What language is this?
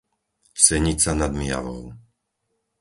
Slovak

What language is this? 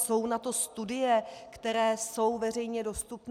Czech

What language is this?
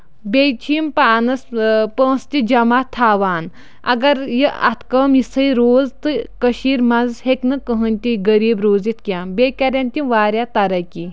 Kashmiri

